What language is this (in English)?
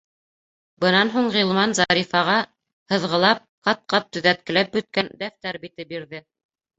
Bashkir